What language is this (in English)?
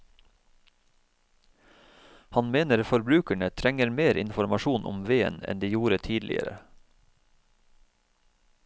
Norwegian